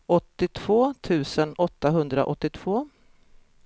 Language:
Swedish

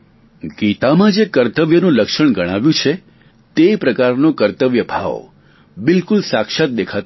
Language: Gujarati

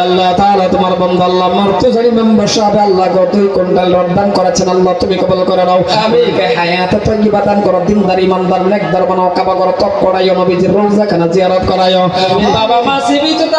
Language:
Indonesian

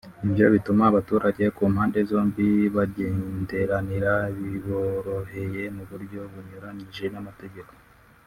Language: Kinyarwanda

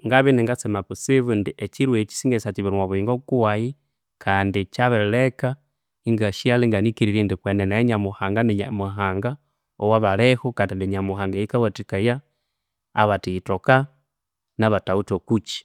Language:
Konzo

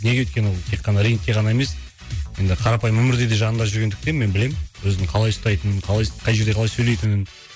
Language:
Kazakh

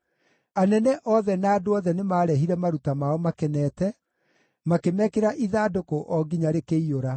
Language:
Kikuyu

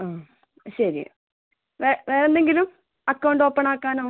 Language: Malayalam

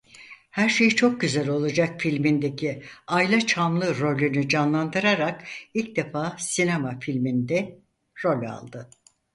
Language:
Turkish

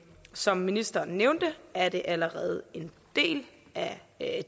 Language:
Danish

